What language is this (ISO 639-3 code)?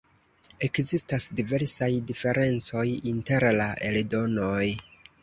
epo